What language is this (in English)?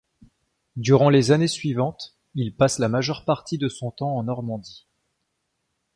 French